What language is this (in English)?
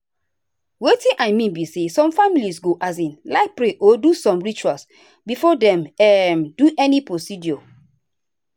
Nigerian Pidgin